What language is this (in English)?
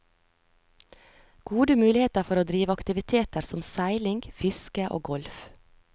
Norwegian